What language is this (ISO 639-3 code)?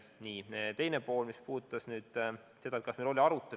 est